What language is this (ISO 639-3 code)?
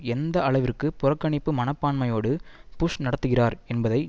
tam